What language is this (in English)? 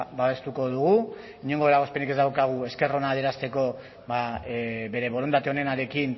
Basque